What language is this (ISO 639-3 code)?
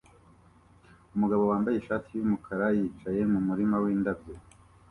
kin